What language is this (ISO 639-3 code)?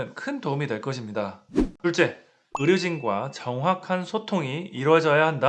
kor